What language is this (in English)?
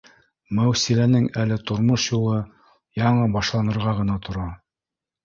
Bashkir